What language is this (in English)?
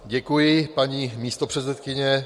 Czech